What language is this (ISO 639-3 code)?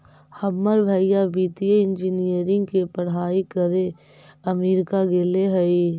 mag